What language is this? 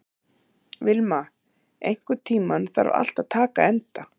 Icelandic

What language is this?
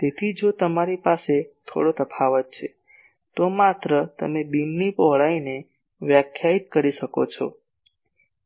Gujarati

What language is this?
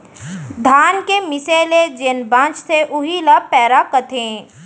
Chhattisgarhi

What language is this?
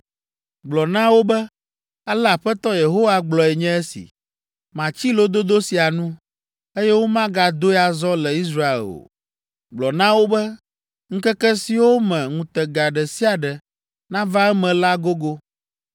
Ewe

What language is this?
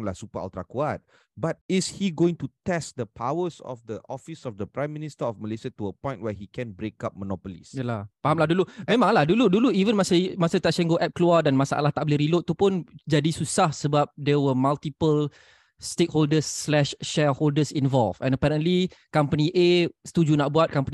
Malay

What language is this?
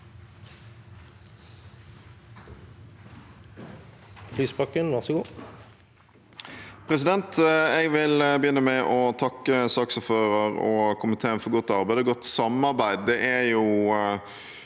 Norwegian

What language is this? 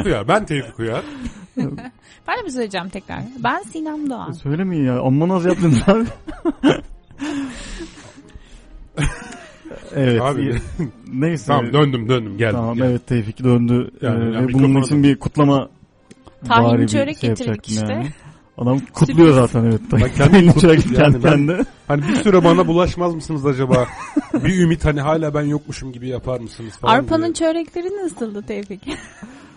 Turkish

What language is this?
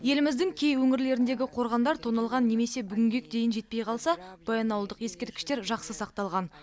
Kazakh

